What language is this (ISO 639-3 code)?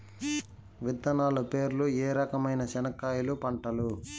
tel